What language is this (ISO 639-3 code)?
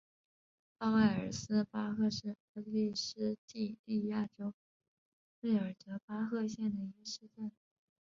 zho